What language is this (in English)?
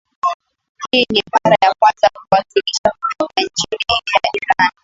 Swahili